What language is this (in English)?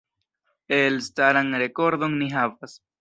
Esperanto